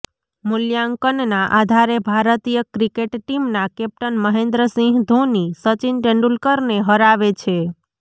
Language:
Gujarati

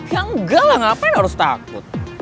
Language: Indonesian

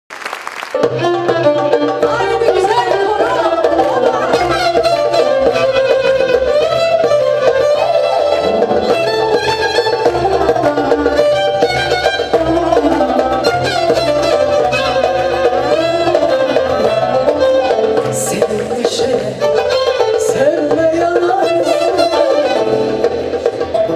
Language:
Bulgarian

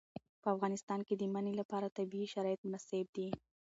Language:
Pashto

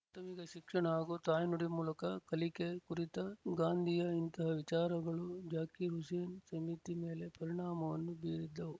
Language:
Kannada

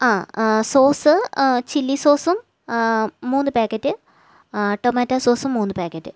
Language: Malayalam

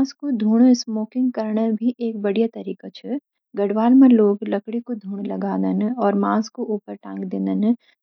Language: Garhwali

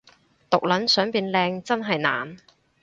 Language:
Cantonese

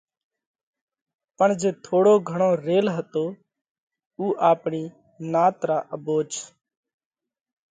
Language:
Parkari Koli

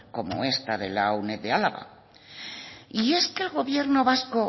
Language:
Spanish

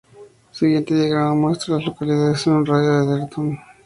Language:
Spanish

